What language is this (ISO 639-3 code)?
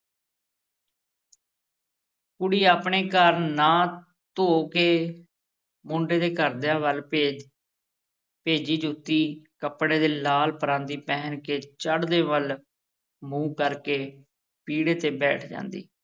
pan